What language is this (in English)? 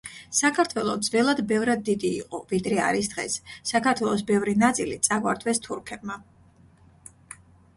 Georgian